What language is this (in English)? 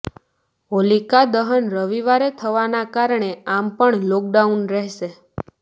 Gujarati